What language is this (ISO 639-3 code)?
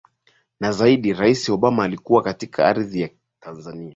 swa